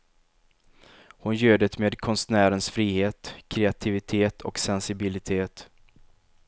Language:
Swedish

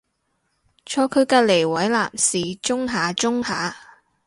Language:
Cantonese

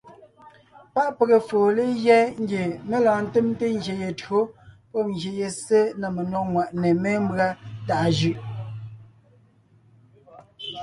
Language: Ngiemboon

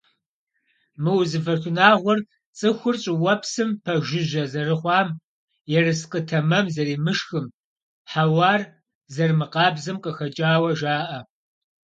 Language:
Kabardian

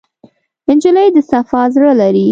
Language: Pashto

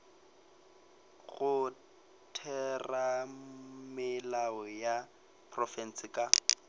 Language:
Northern Sotho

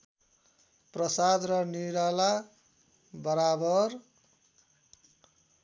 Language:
Nepali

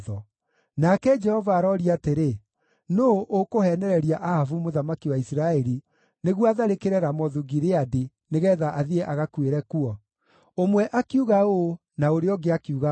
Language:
Kikuyu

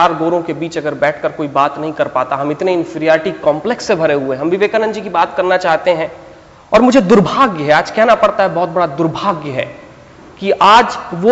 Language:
Hindi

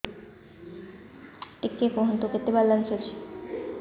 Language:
Odia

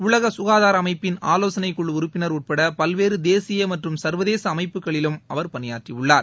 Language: Tamil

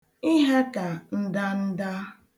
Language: Igbo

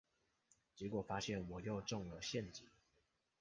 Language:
Chinese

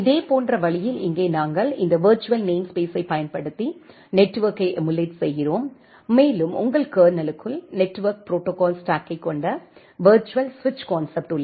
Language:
Tamil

